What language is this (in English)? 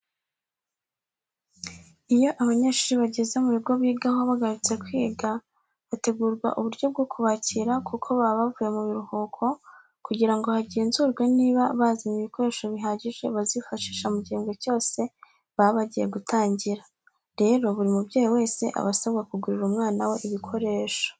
Kinyarwanda